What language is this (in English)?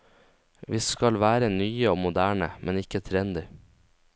Norwegian